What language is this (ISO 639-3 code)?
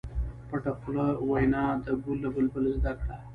pus